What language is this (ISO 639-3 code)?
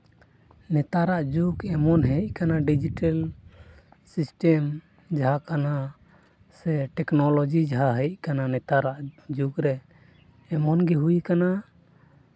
sat